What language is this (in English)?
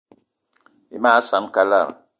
Eton (Cameroon)